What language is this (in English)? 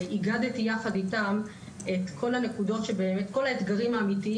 Hebrew